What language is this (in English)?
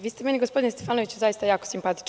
Serbian